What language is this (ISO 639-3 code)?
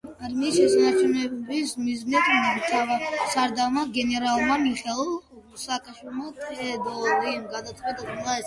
kat